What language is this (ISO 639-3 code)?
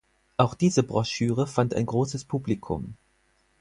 deu